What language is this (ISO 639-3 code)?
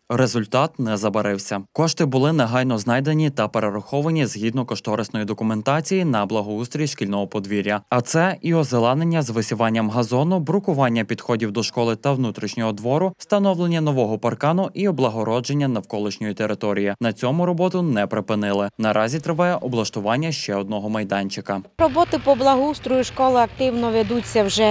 ukr